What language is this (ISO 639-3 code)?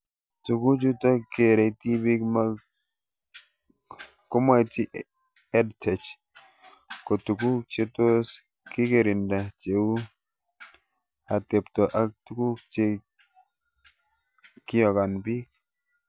kln